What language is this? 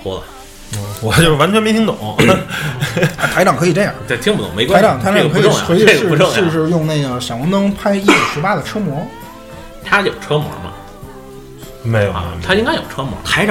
Chinese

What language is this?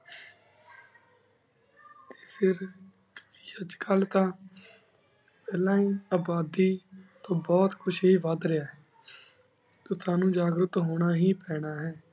Punjabi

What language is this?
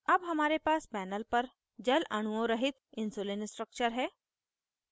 Hindi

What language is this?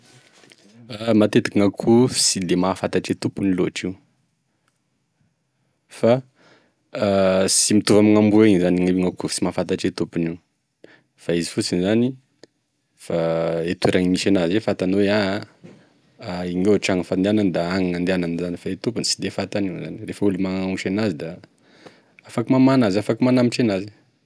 Tesaka Malagasy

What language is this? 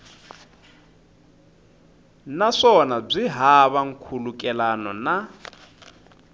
Tsonga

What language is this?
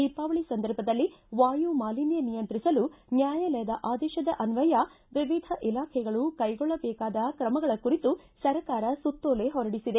Kannada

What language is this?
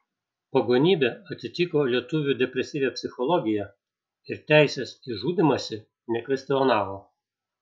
Lithuanian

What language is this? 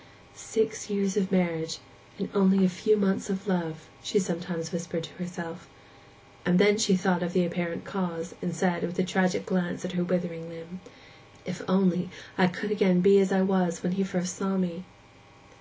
English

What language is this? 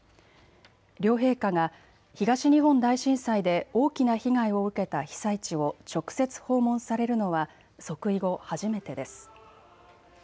Japanese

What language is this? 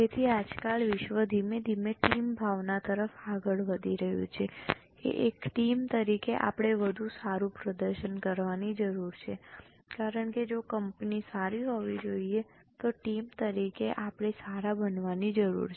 Gujarati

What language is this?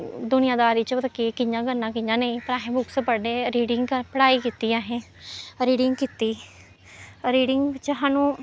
Dogri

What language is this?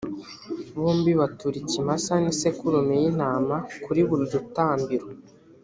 Kinyarwanda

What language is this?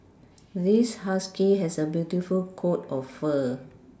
English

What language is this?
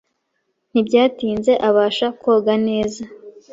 Kinyarwanda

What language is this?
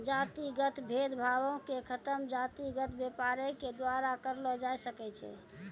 Maithili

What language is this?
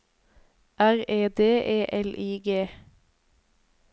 Norwegian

